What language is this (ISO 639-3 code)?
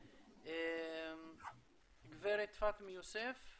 heb